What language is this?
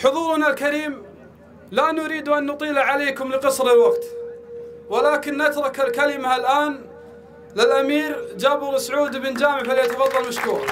Arabic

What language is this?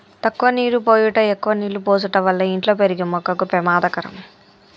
Telugu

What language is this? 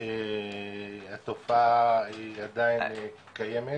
Hebrew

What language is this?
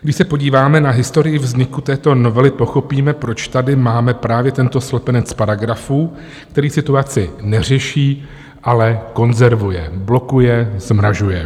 Czech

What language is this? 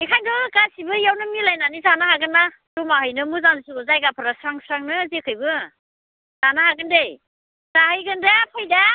Bodo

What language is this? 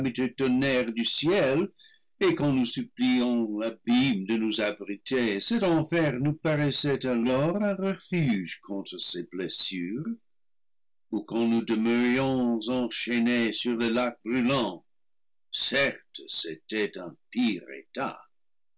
French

